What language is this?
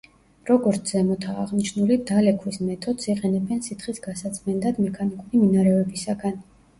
Georgian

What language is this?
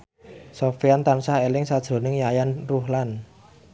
Javanese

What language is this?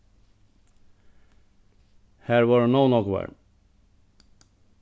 Faroese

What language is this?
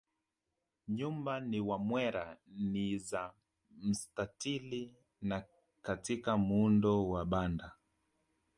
Swahili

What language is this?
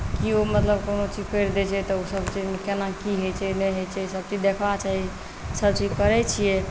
Maithili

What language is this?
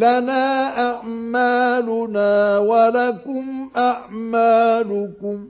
Arabic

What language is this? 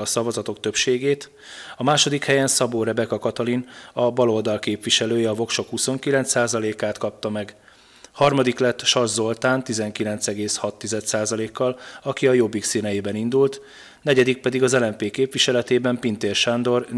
Hungarian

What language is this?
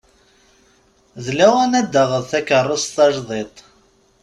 Kabyle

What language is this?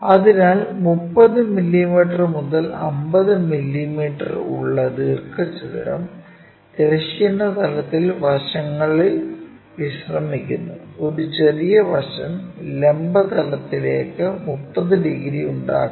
Malayalam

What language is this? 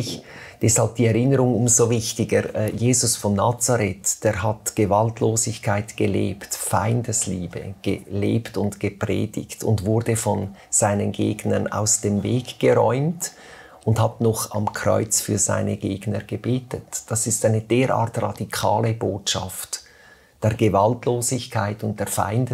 German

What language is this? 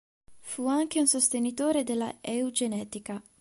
Italian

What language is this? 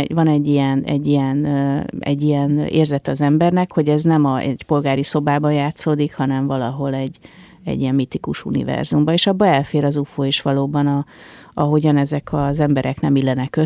Hungarian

